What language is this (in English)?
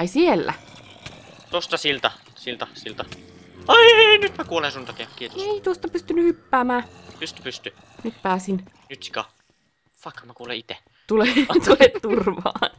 Finnish